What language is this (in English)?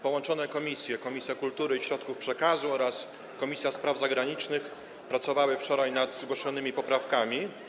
Polish